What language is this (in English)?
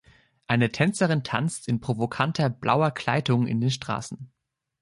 German